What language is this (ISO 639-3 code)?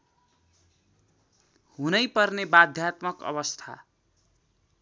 nep